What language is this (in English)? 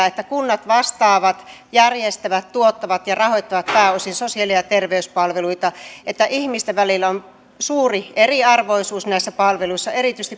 Finnish